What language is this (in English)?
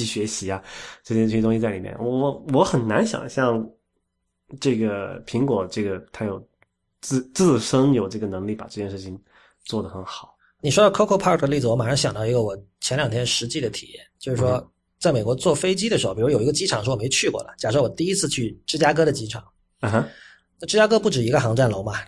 Chinese